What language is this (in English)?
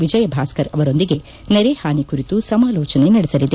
Kannada